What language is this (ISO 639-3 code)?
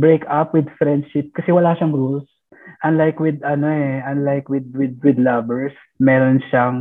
fil